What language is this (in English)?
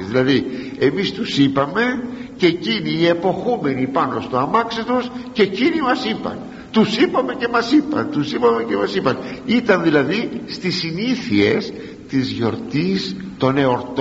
Greek